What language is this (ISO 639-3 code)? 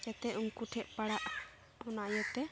sat